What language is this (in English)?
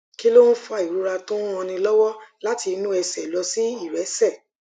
Yoruba